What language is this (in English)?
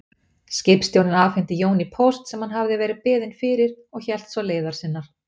Icelandic